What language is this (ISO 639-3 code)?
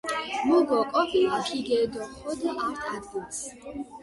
xmf